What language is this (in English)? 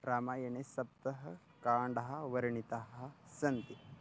Sanskrit